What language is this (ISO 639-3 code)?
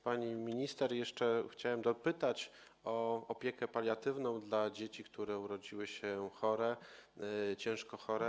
pol